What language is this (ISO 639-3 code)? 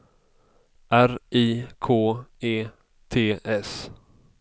swe